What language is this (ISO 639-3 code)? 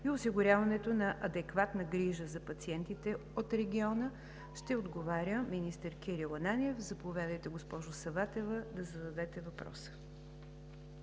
bul